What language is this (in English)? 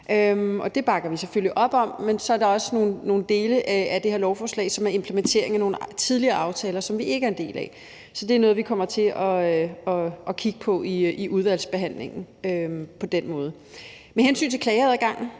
Danish